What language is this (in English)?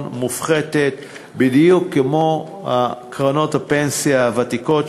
Hebrew